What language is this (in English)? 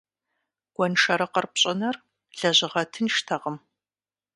Kabardian